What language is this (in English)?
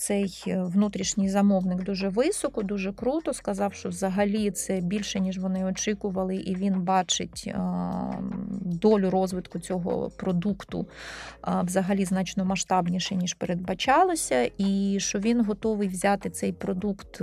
Ukrainian